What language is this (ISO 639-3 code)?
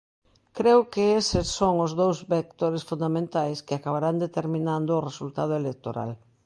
glg